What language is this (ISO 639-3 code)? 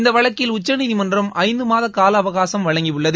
tam